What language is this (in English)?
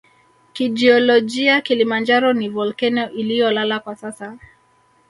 Swahili